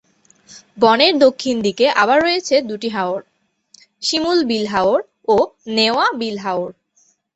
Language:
Bangla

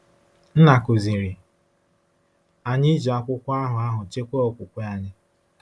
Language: Igbo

